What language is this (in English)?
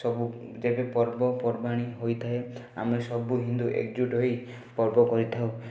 Odia